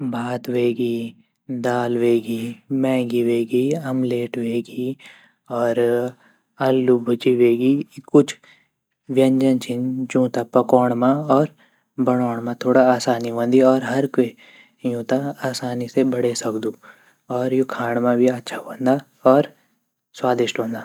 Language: Garhwali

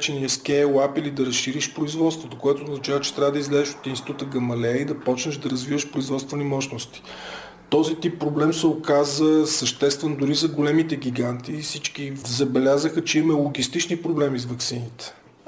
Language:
Bulgarian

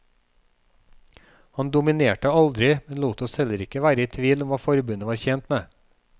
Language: Norwegian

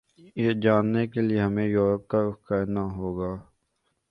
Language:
Urdu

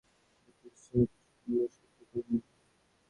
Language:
Bangla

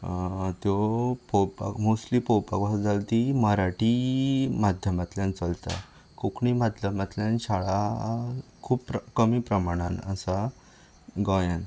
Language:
Konkani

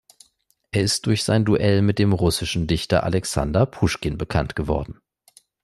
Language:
German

